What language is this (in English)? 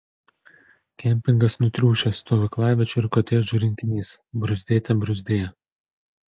Lithuanian